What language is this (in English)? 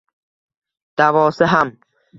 Uzbek